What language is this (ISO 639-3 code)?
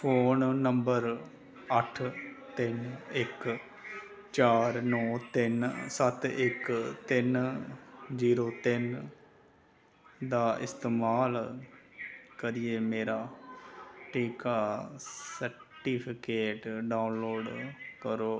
doi